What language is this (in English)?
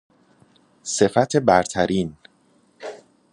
Persian